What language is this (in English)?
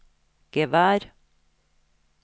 Norwegian